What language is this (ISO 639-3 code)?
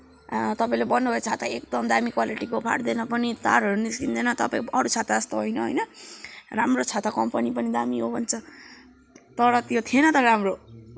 nep